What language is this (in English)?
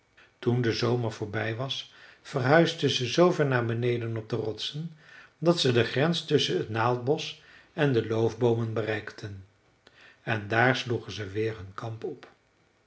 Dutch